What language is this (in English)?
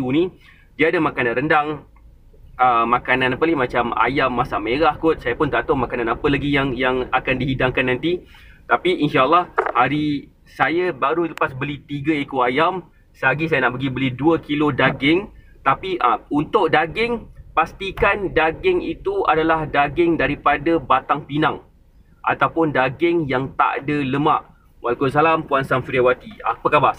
Malay